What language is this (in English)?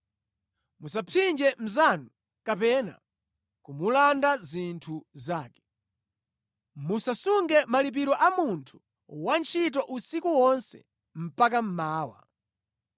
Nyanja